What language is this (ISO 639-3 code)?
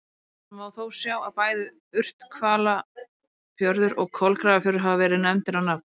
isl